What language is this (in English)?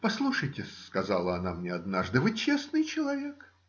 Russian